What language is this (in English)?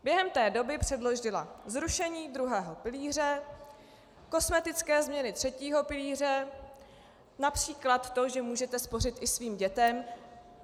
Czech